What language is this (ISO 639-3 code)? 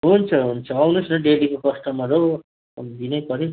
nep